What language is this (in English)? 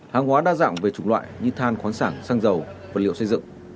Vietnamese